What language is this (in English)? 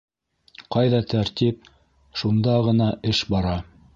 Bashkir